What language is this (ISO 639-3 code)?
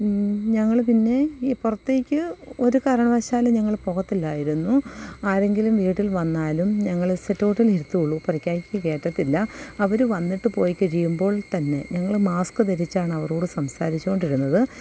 mal